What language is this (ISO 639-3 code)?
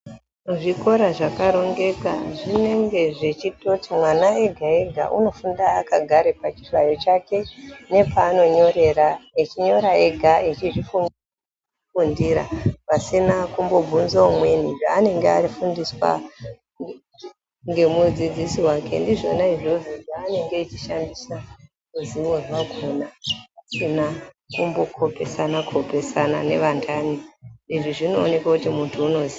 ndc